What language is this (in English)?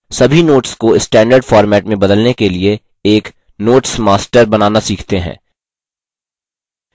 Hindi